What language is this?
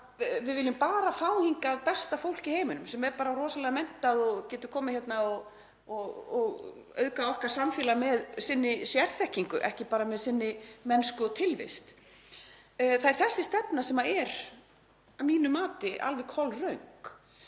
Icelandic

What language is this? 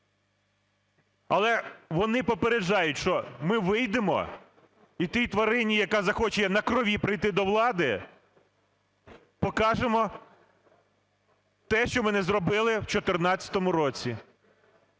Ukrainian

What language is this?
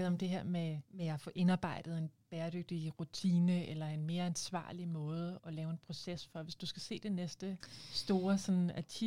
Danish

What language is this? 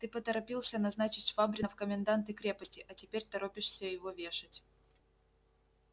Russian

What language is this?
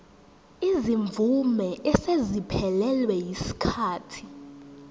Zulu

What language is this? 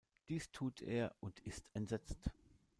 German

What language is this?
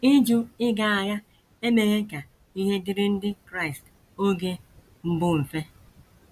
Igbo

